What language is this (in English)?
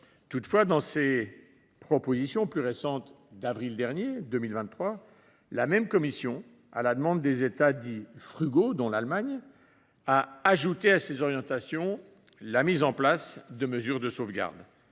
French